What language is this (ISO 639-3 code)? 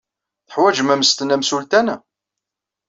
kab